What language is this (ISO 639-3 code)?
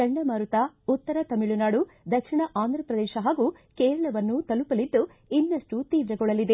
kan